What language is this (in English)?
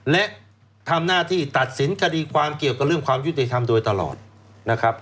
Thai